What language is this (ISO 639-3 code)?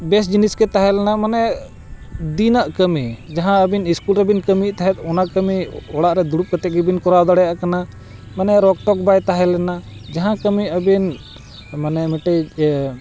sat